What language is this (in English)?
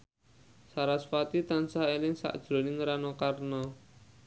Javanese